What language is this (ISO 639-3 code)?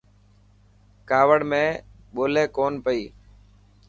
mki